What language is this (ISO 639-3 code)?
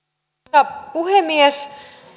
fin